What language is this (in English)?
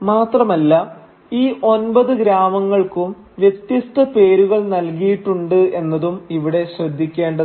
Malayalam